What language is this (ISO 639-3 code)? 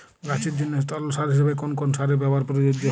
ben